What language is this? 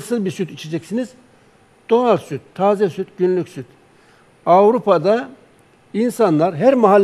Turkish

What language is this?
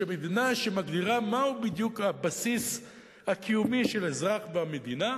Hebrew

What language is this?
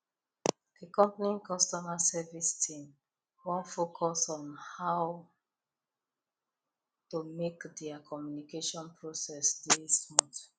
Nigerian Pidgin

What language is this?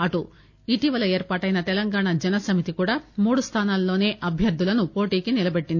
Telugu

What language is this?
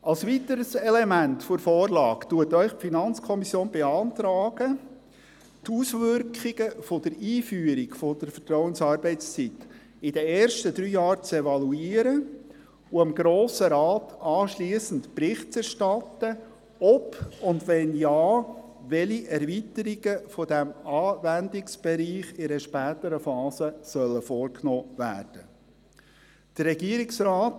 Swiss German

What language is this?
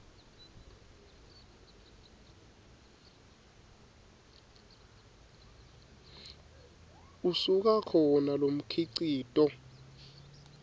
Swati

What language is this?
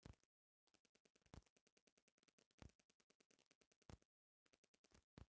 Bhojpuri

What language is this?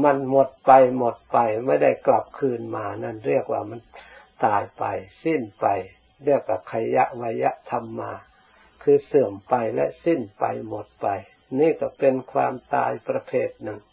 Thai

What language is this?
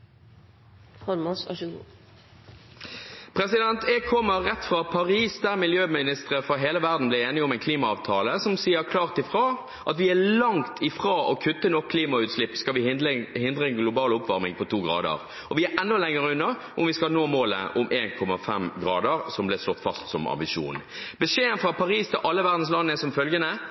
Norwegian Bokmål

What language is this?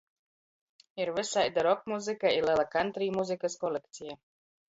Latgalian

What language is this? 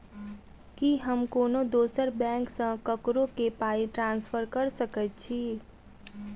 Maithili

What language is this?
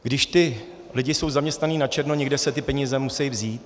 Czech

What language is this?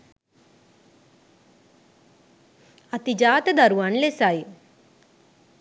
Sinhala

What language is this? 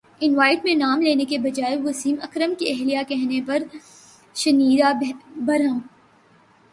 Urdu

